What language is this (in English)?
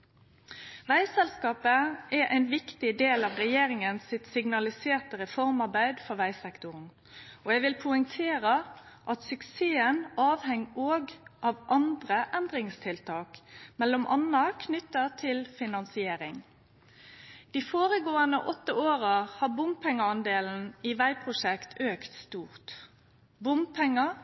Norwegian Nynorsk